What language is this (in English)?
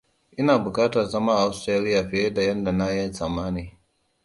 Hausa